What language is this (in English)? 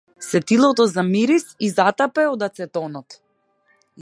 Macedonian